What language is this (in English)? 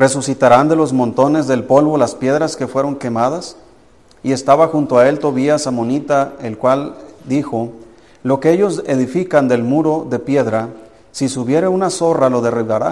Spanish